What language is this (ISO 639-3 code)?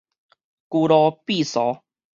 nan